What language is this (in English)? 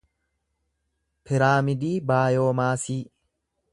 Oromo